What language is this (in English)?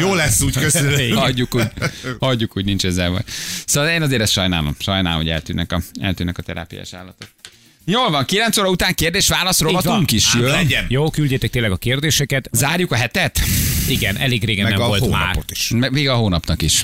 Hungarian